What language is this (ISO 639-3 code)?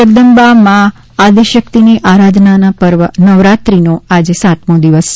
guj